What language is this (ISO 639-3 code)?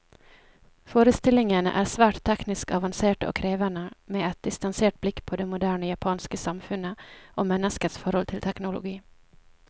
nor